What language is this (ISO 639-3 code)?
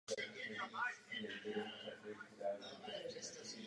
ces